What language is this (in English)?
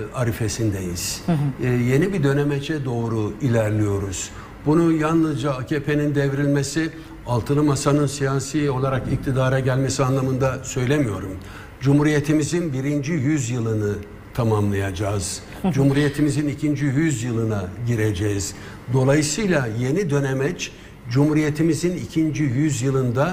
Turkish